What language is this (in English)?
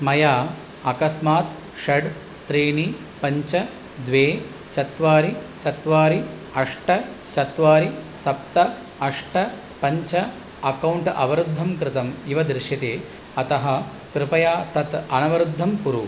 Sanskrit